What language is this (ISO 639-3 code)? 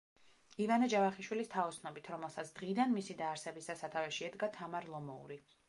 kat